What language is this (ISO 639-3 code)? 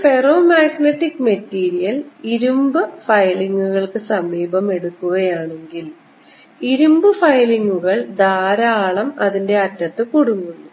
mal